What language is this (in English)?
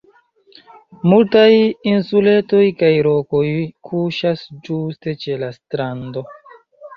Esperanto